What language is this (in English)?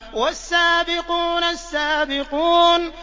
Arabic